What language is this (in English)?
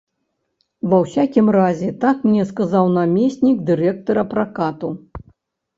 Belarusian